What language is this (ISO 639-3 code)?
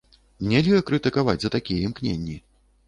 bel